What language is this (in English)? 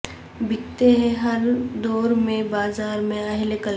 Urdu